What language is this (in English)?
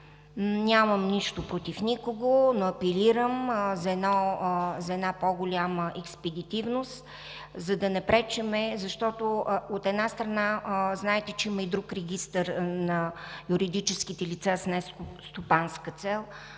Bulgarian